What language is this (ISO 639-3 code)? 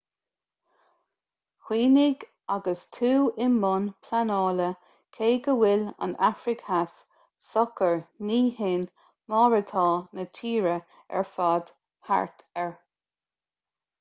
gle